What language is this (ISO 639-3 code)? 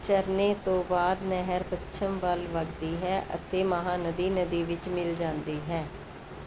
pan